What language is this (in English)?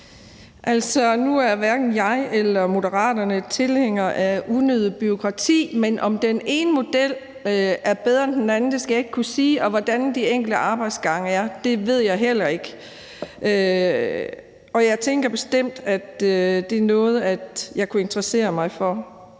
Danish